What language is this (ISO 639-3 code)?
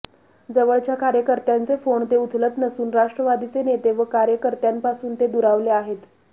mar